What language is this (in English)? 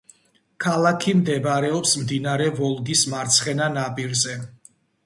Georgian